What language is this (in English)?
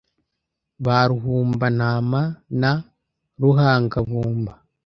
Kinyarwanda